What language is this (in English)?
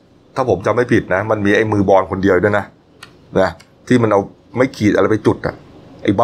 Thai